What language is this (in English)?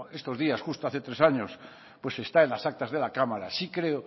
Spanish